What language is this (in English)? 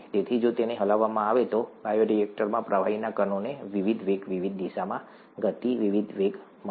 Gujarati